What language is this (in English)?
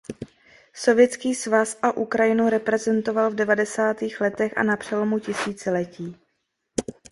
Czech